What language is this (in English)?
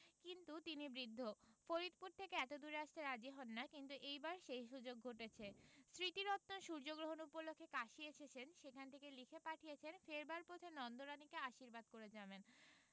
Bangla